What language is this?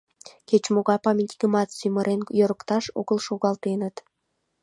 Mari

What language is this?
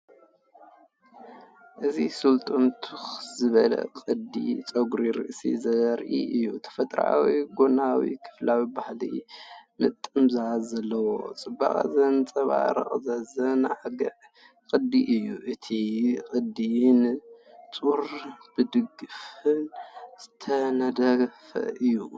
Tigrinya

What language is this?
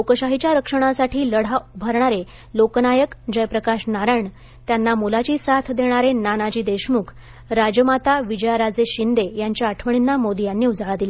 Marathi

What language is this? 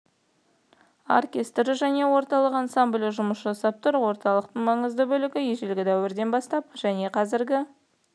Kazakh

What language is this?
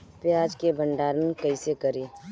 Bhojpuri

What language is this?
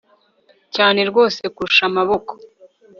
Kinyarwanda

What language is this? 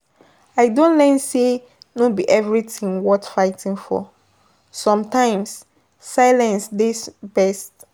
Nigerian Pidgin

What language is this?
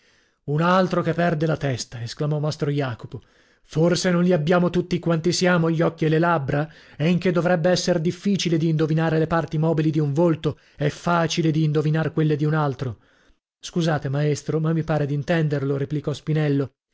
Italian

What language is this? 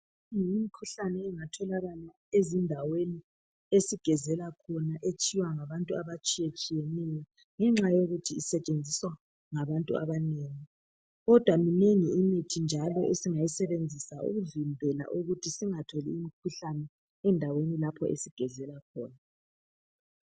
North Ndebele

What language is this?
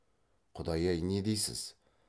Kazakh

